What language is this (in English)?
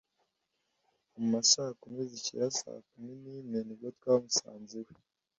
Kinyarwanda